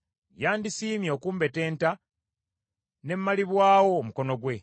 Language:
Ganda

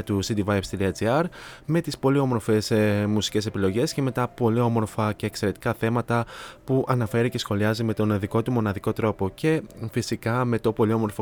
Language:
Greek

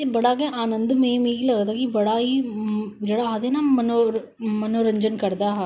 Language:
Dogri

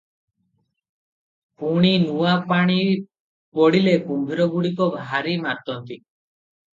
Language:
Odia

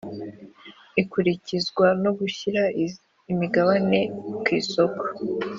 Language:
Kinyarwanda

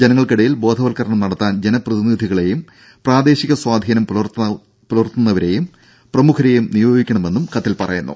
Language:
Malayalam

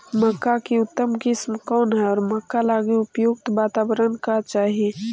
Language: Magahi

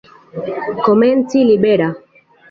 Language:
Esperanto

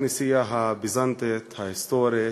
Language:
Hebrew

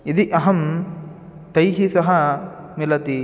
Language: Sanskrit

